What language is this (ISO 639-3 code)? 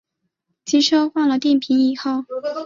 zho